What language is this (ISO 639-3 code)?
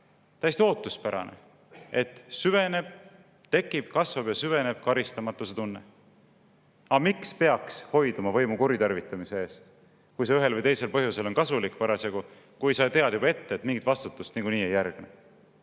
est